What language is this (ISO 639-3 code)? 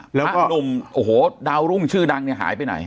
tha